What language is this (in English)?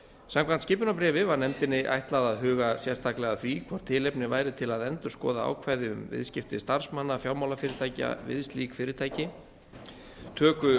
Icelandic